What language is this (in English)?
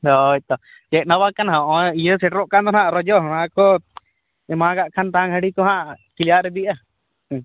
Santali